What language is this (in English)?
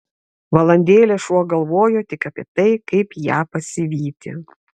Lithuanian